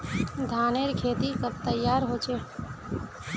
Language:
Magahi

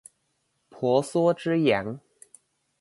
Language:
Chinese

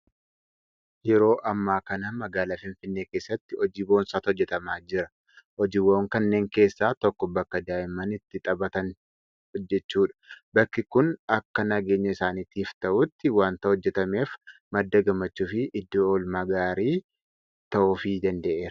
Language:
Oromo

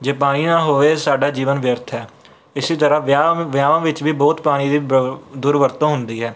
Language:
Punjabi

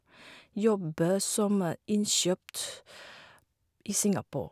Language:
Norwegian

